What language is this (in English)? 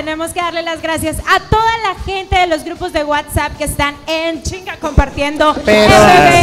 Spanish